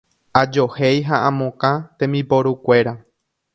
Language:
Guarani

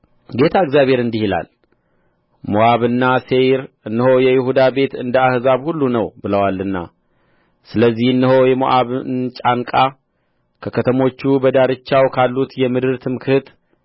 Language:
Amharic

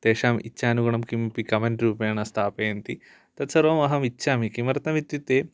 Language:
Sanskrit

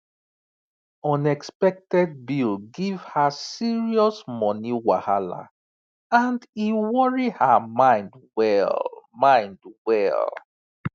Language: Nigerian Pidgin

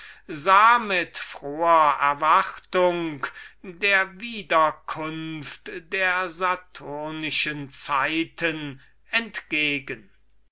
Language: German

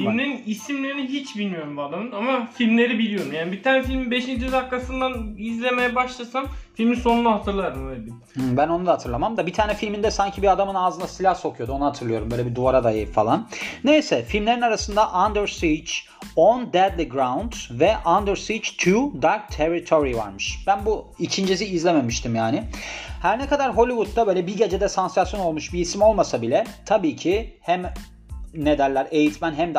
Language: Turkish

